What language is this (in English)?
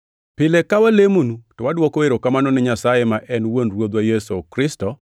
Luo (Kenya and Tanzania)